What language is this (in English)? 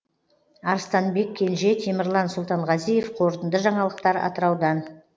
Kazakh